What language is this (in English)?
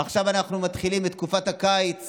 Hebrew